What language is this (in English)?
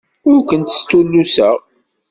Kabyle